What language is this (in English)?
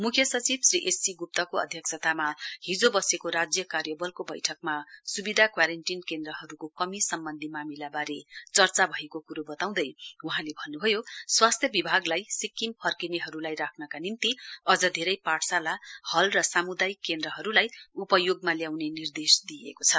Nepali